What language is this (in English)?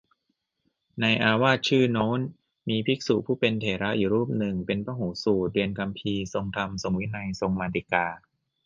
Thai